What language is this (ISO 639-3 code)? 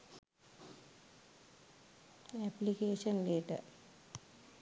sin